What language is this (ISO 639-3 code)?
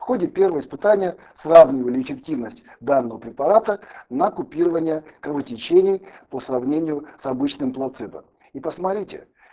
rus